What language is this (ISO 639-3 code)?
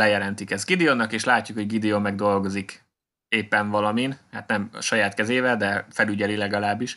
hun